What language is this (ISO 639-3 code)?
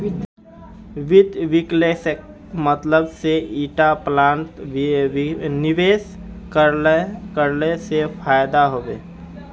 mag